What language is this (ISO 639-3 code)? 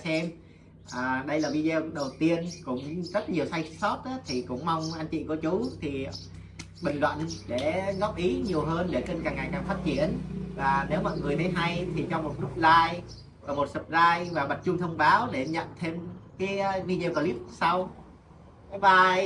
vie